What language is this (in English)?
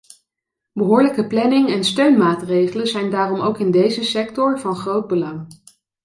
Dutch